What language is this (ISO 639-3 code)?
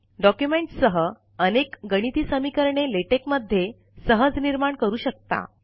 mar